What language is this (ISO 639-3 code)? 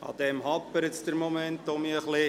gsw